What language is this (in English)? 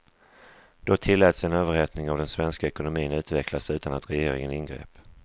Swedish